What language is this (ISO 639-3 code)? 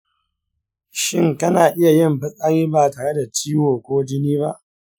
hau